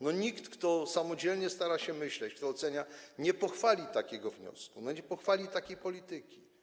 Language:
Polish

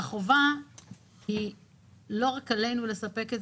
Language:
Hebrew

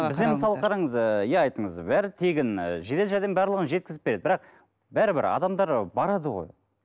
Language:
Kazakh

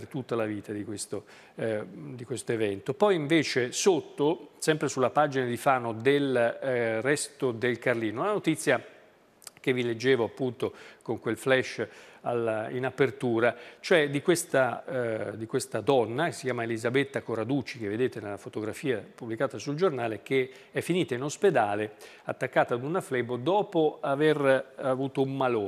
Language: Italian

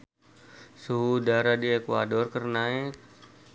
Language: Sundanese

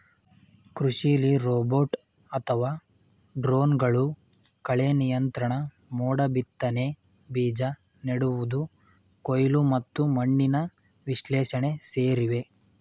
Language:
Kannada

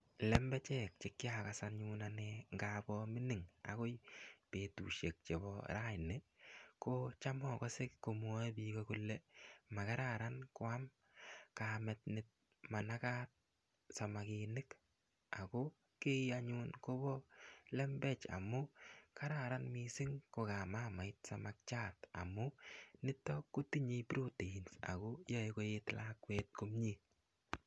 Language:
Kalenjin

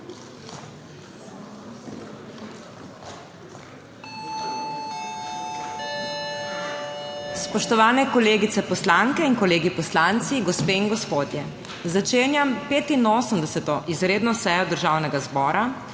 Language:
Slovenian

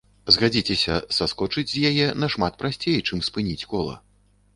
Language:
Belarusian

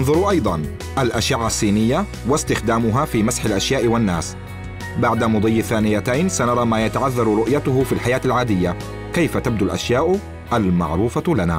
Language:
Arabic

